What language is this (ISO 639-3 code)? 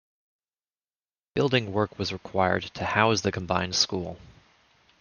eng